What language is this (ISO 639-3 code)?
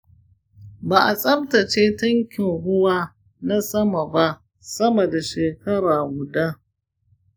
hau